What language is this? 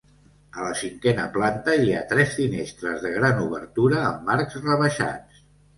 Catalan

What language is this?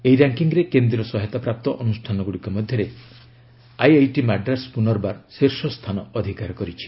Odia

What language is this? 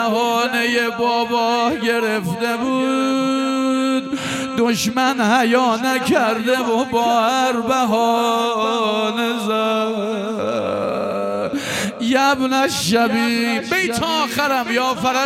Persian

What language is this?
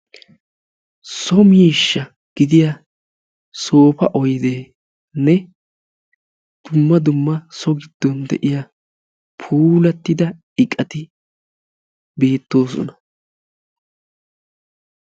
Wolaytta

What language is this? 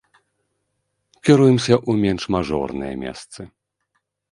Belarusian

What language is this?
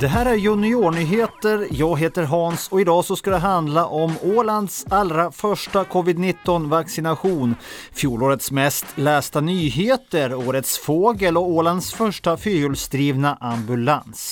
Swedish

